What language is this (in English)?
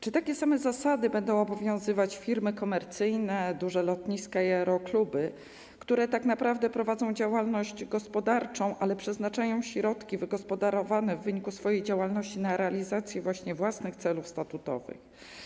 Polish